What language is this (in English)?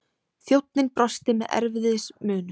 Icelandic